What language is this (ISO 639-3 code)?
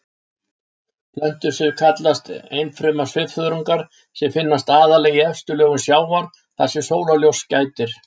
isl